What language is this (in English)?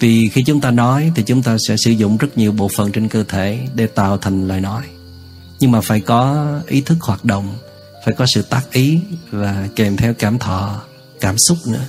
Vietnamese